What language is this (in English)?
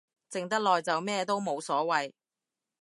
Cantonese